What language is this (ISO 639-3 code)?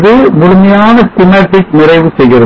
tam